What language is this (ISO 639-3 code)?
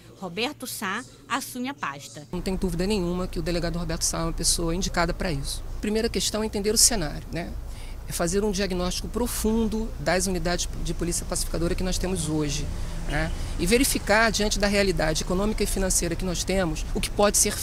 por